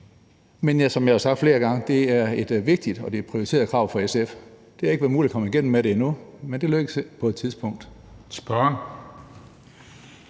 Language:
Danish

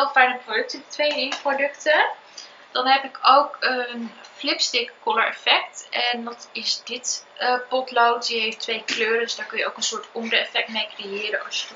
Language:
Dutch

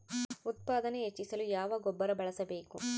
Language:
Kannada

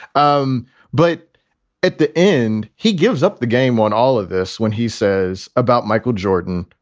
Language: English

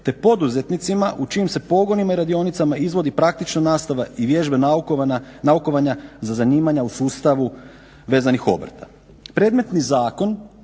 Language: Croatian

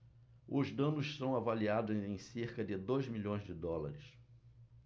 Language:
Portuguese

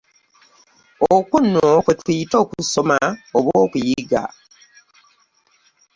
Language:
Ganda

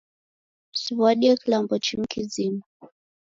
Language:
Taita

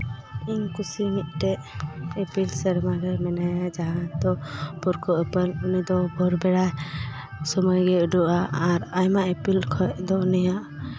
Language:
Santali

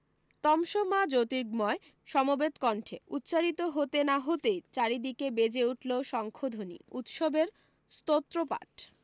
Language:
Bangla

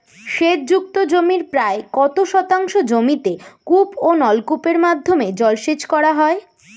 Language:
Bangla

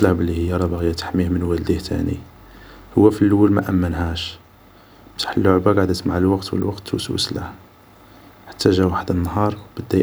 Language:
Algerian Arabic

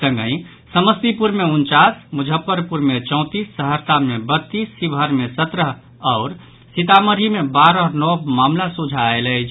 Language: Maithili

